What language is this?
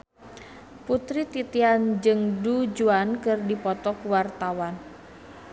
Sundanese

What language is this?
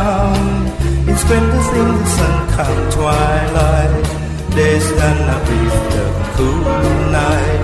Thai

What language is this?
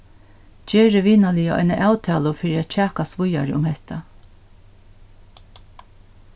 Faroese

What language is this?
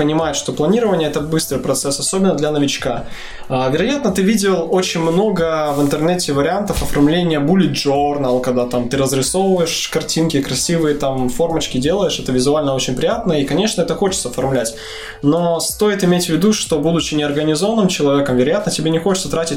Russian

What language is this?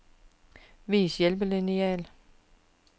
Danish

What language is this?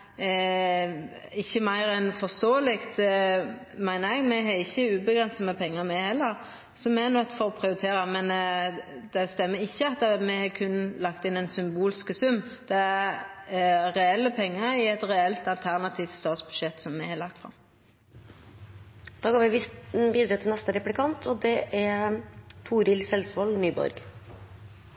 Norwegian Nynorsk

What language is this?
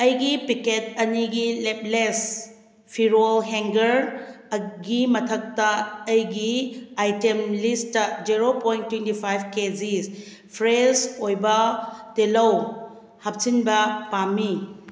Manipuri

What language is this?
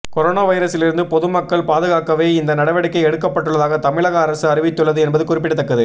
Tamil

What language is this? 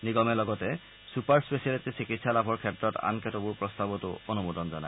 Assamese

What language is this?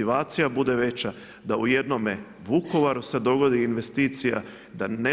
Croatian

